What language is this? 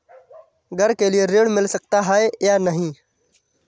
Hindi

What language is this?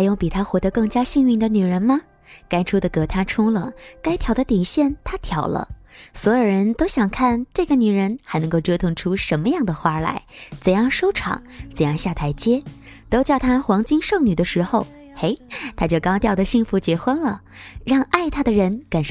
Chinese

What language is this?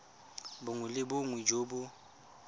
Tswana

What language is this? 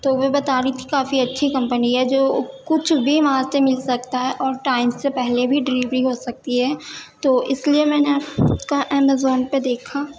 Urdu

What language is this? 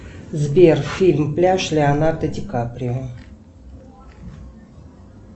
Russian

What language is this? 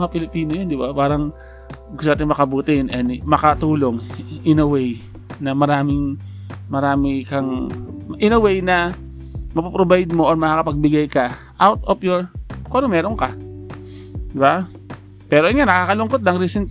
Filipino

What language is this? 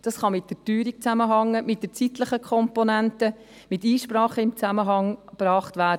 Swiss German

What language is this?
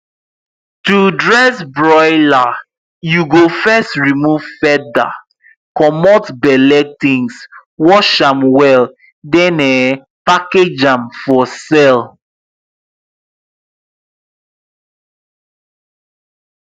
Nigerian Pidgin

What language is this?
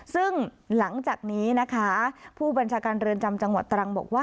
Thai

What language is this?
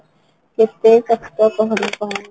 Odia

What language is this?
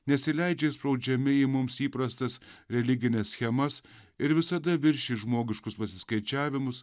Lithuanian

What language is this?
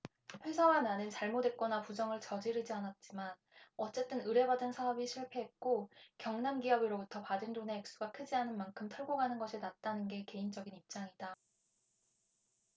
Korean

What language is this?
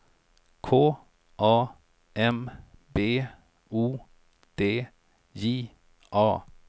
Swedish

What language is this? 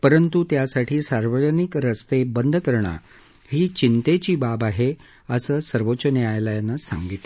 Marathi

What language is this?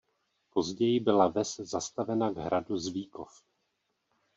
Czech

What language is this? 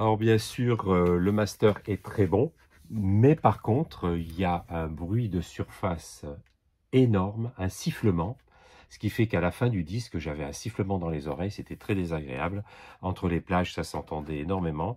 French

